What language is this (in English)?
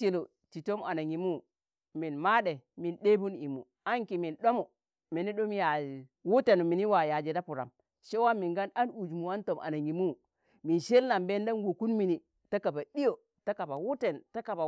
Tangale